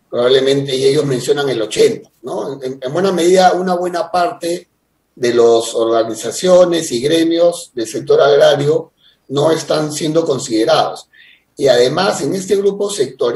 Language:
Spanish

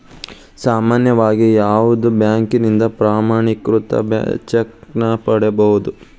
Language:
Kannada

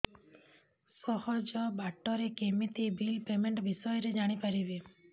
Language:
Odia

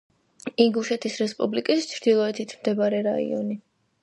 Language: Georgian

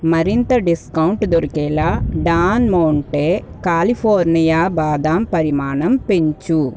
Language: Telugu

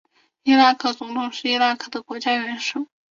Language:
Chinese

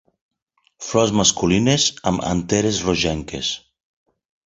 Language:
Catalan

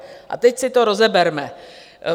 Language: Czech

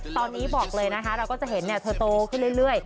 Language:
Thai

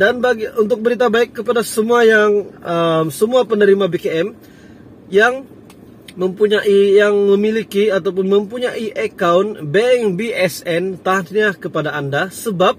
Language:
Indonesian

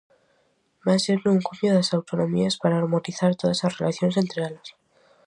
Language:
Galician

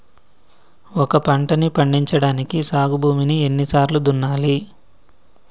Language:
Telugu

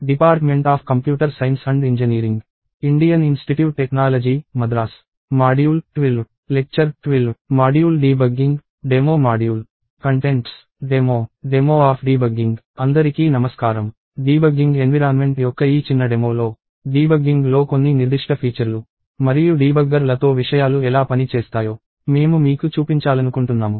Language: Telugu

